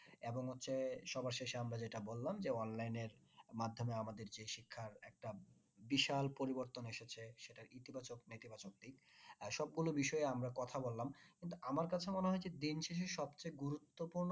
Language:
Bangla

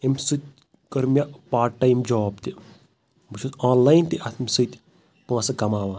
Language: Kashmiri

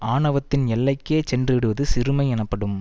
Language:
Tamil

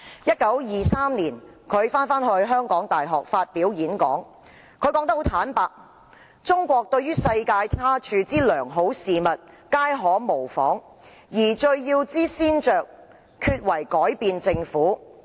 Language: Cantonese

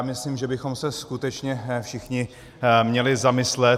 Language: Czech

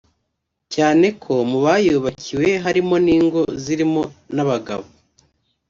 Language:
Kinyarwanda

